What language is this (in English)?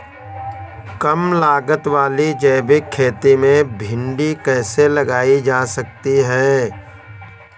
Hindi